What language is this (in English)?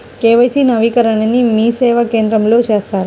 Telugu